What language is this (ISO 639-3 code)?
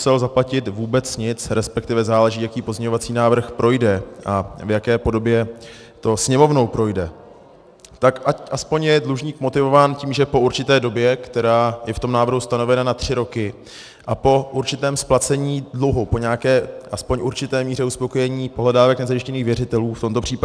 ces